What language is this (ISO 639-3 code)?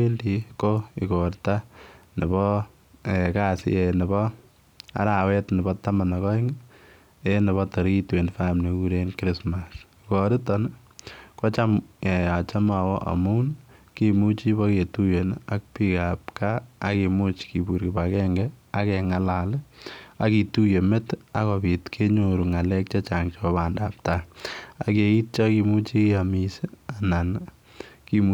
kln